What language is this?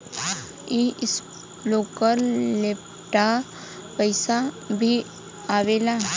Bhojpuri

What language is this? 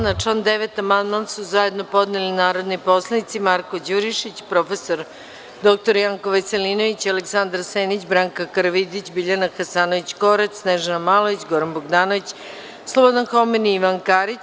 Serbian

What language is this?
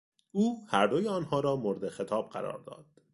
Persian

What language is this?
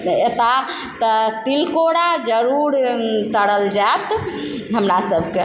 Maithili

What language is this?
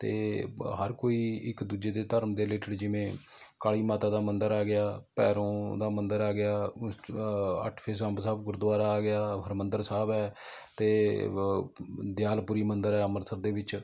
Punjabi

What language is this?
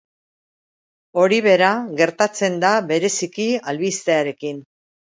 Basque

